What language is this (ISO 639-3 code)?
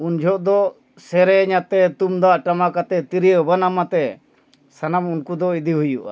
sat